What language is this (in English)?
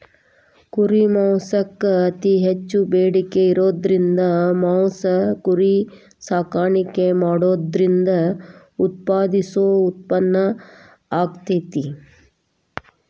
Kannada